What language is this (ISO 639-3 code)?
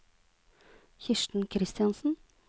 nor